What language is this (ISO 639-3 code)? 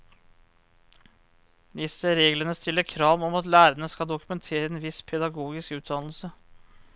nor